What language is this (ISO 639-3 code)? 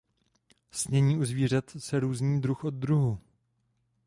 ces